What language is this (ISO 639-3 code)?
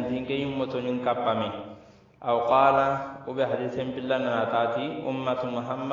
ind